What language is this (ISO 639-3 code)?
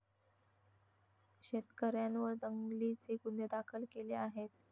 mar